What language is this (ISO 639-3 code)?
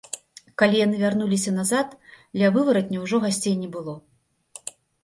bel